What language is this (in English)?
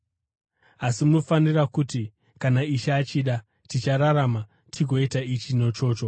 Shona